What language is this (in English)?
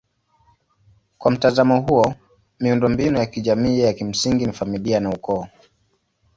Swahili